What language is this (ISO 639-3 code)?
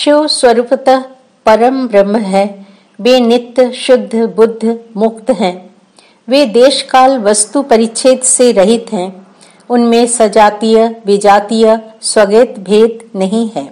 hin